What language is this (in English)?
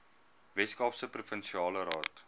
Afrikaans